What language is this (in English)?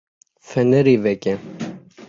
Kurdish